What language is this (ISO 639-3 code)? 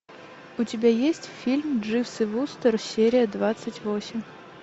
rus